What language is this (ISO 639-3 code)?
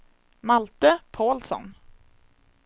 swe